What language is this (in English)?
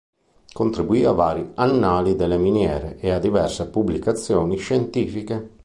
Italian